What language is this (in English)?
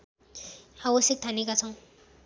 Nepali